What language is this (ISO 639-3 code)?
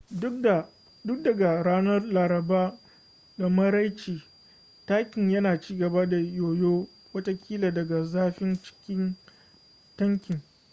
hau